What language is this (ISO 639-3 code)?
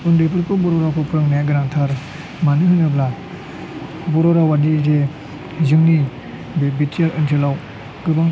brx